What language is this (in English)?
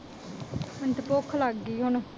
Punjabi